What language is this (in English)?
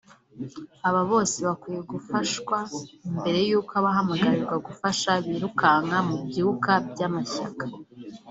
Kinyarwanda